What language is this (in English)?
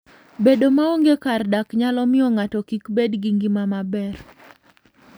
Luo (Kenya and Tanzania)